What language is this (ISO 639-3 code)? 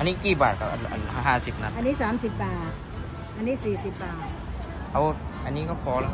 tha